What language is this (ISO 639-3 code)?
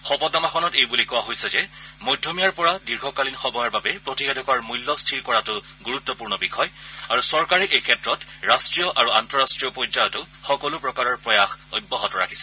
asm